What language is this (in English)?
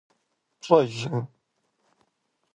Kabardian